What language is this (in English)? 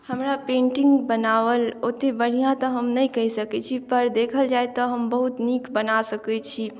Maithili